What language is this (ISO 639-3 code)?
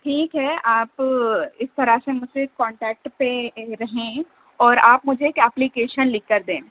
urd